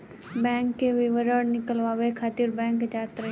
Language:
Bhojpuri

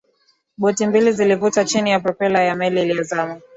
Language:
Swahili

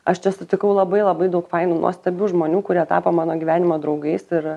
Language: Lithuanian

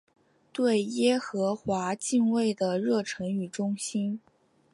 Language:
Chinese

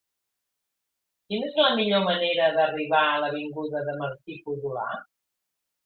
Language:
Catalan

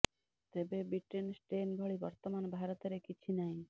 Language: Odia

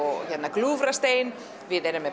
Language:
Icelandic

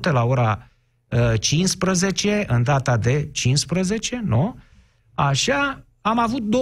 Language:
Romanian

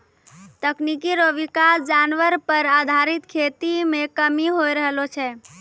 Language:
Maithili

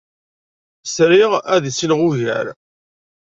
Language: Kabyle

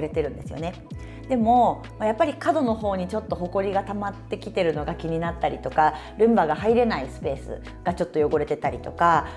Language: Japanese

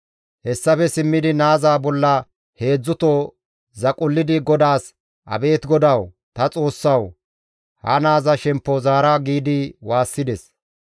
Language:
Gamo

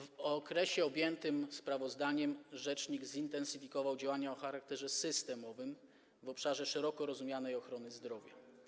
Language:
Polish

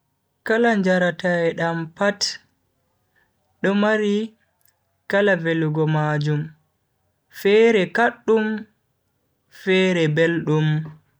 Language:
Bagirmi Fulfulde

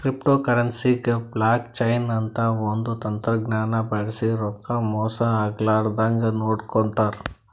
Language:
Kannada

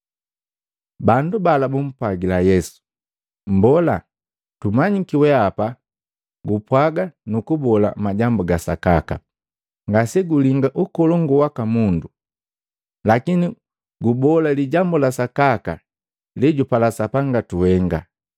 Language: Matengo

